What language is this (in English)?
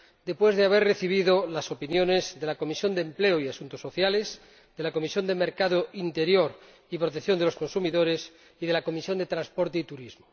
Spanish